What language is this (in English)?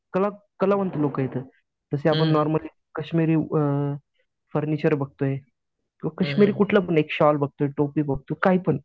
Marathi